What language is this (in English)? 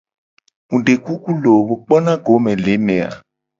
Gen